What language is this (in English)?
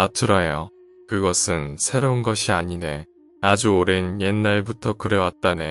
Korean